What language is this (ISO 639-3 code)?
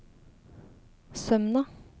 nor